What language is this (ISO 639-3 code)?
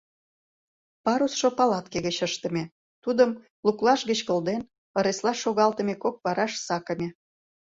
chm